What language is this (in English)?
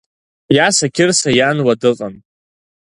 Abkhazian